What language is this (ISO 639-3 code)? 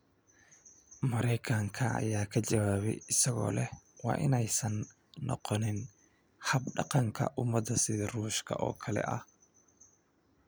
som